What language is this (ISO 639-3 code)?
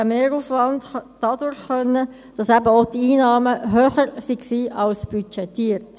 gsw